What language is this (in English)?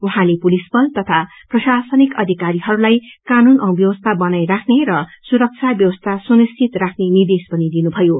Nepali